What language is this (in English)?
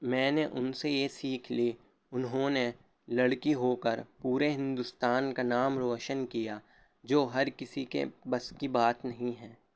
Urdu